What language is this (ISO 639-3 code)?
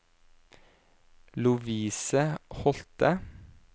nor